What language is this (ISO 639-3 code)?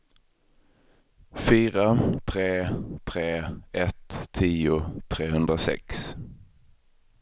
swe